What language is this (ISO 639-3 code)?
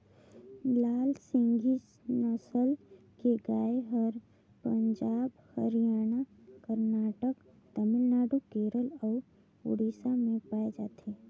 hne